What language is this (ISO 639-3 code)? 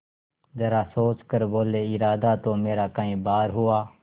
hin